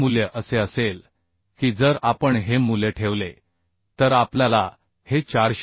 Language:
Marathi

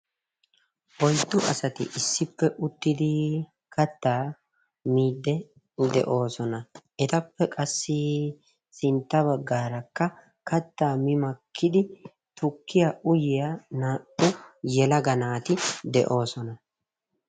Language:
Wolaytta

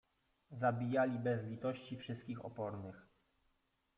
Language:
Polish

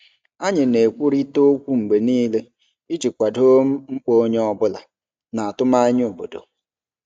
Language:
Igbo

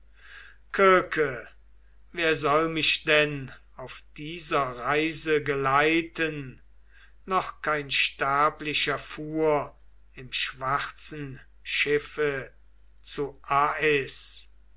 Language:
German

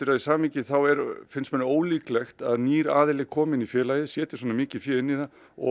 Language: Icelandic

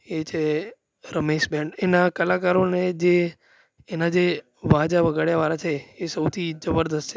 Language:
Gujarati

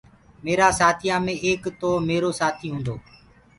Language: Gurgula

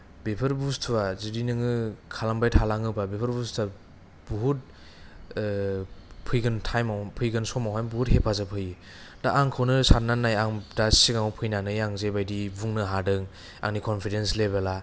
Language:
Bodo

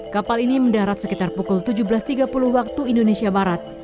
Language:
Indonesian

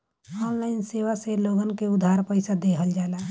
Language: Bhojpuri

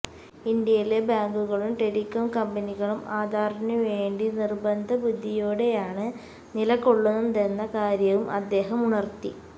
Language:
Malayalam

